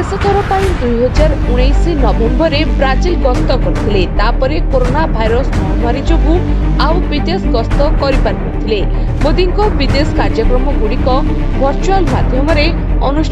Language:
Romanian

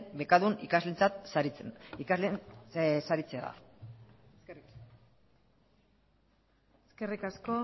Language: Basque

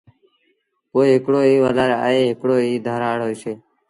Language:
Sindhi Bhil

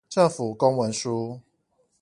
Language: Chinese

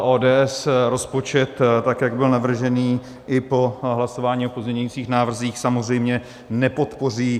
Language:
Czech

